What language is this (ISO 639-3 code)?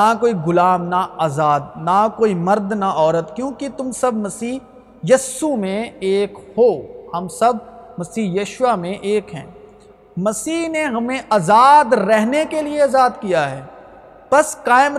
urd